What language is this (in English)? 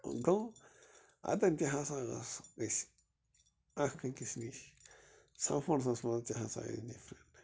Kashmiri